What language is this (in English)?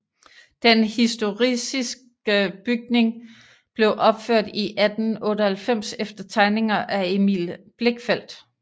Danish